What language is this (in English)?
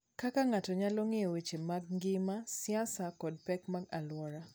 Luo (Kenya and Tanzania)